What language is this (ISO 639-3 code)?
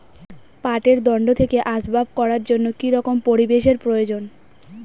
ben